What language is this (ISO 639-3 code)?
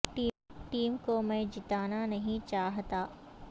urd